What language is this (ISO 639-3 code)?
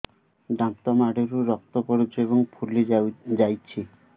ori